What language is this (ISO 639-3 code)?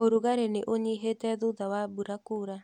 kik